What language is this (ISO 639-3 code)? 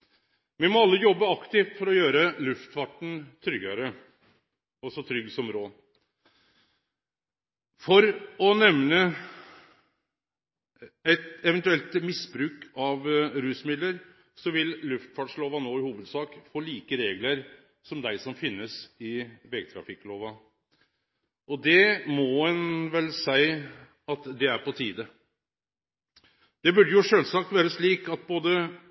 nno